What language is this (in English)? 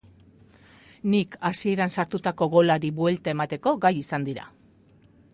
Basque